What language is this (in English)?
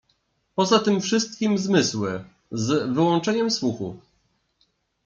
Polish